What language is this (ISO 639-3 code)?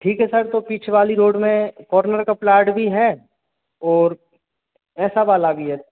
hin